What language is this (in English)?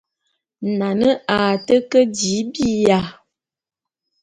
Bulu